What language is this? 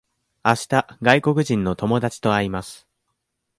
Japanese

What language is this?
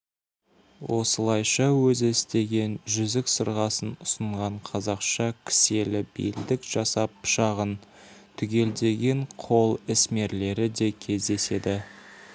Kazakh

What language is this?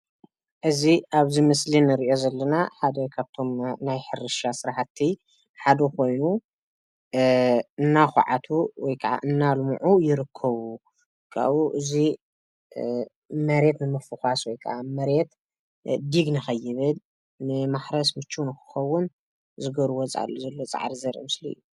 Tigrinya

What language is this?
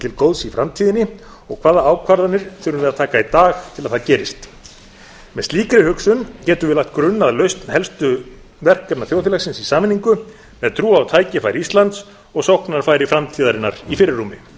Icelandic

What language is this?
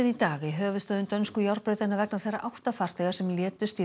Icelandic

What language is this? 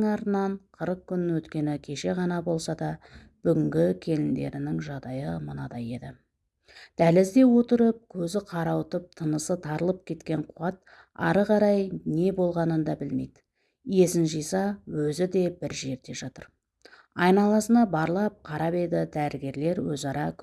Turkish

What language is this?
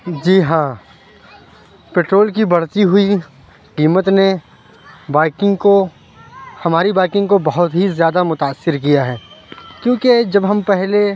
Urdu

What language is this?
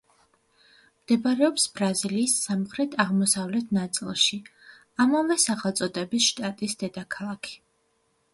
Georgian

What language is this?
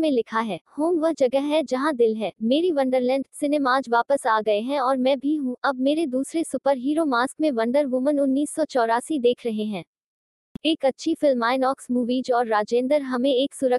Hindi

